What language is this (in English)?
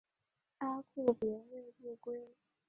Chinese